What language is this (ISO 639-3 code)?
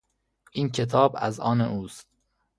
fas